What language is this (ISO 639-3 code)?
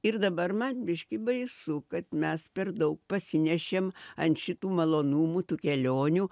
lit